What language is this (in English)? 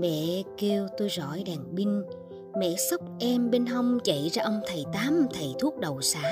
Vietnamese